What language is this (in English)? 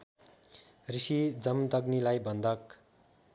Nepali